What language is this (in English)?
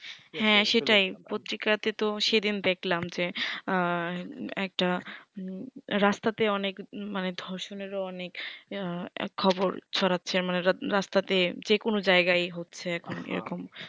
Bangla